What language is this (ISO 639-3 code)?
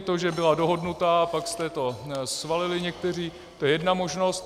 ces